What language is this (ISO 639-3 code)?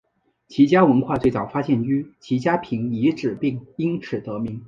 zho